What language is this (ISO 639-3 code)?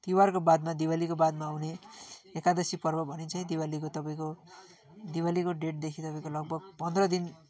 nep